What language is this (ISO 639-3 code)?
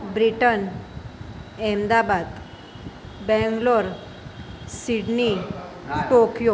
guj